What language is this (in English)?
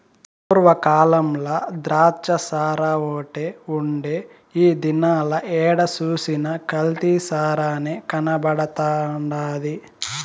Telugu